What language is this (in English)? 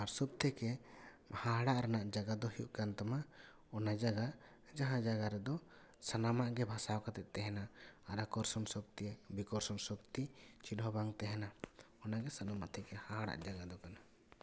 Santali